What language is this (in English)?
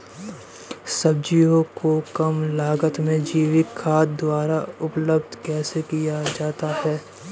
Hindi